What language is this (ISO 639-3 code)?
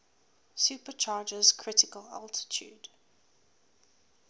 eng